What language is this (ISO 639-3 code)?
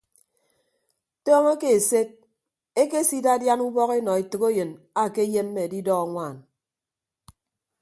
ibb